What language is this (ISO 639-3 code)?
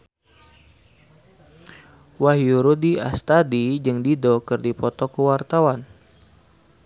sun